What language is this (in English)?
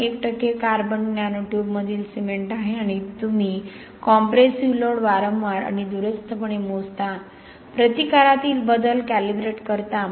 Marathi